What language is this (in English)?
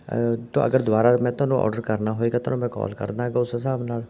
Punjabi